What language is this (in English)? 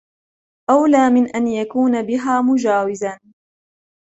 Arabic